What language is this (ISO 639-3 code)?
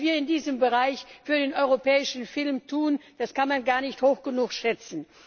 deu